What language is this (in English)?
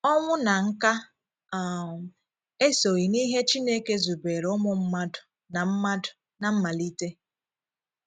Igbo